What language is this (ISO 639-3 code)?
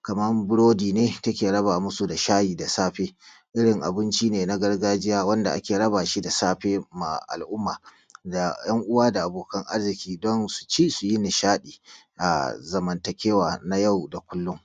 hau